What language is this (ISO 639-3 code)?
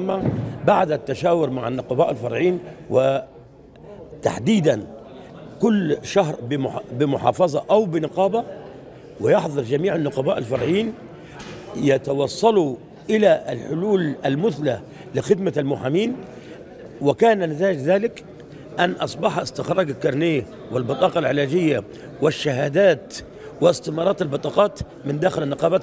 ara